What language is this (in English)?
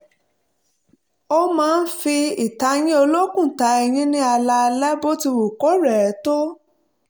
Yoruba